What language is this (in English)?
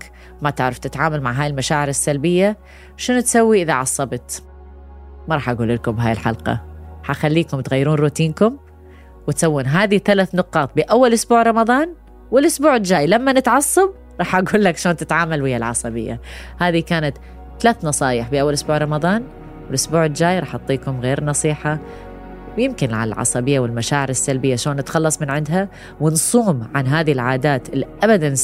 Arabic